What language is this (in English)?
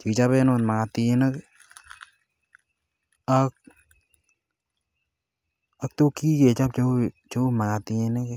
Kalenjin